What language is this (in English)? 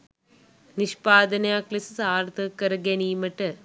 Sinhala